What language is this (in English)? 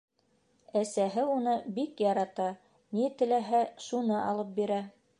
Bashkir